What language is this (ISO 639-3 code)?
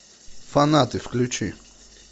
rus